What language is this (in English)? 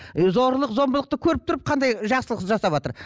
Kazakh